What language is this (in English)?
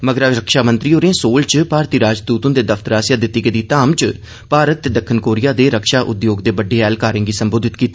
Dogri